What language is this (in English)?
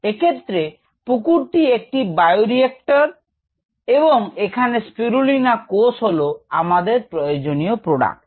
Bangla